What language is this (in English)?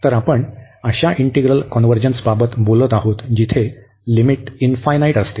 Marathi